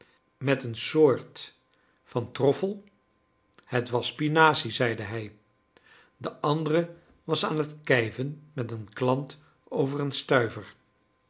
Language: Dutch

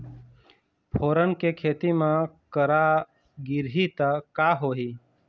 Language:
Chhattisgarhi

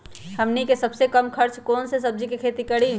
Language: Magahi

